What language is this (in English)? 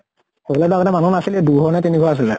Assamese